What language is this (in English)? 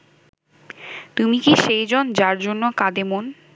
Bangla